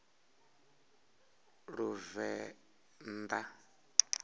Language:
Venda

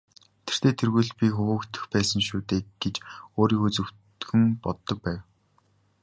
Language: Mongolian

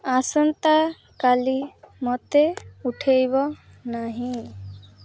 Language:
Odia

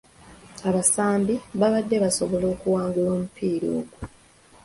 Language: Ganda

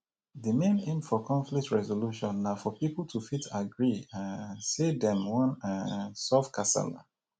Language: Nigerian Pidgin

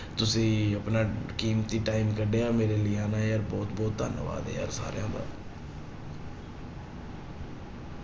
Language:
Punjabi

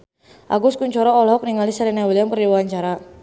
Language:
Sundanese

